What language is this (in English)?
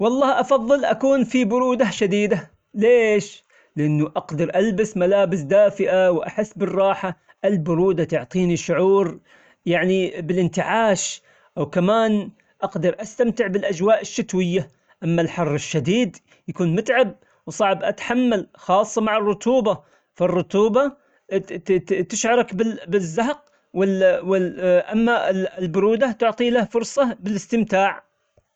Omani Arabic